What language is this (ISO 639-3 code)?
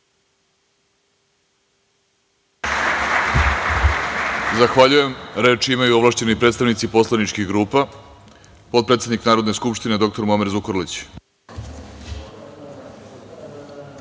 srp